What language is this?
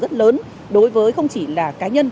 Vietnamese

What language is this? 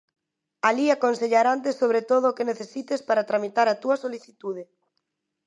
Galician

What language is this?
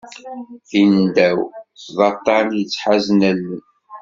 Kabyle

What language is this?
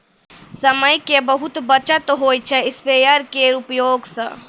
Maithili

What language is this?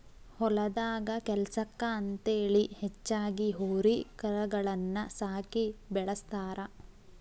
Kannada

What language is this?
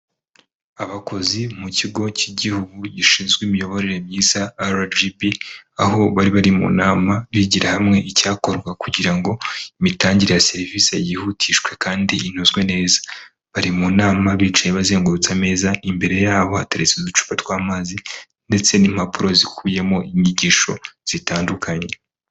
Kinyarwanda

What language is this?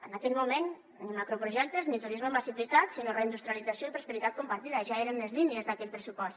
Catalan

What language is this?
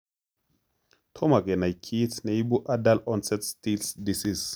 Kalenjin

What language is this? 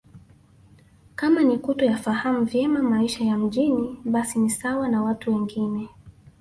Swahili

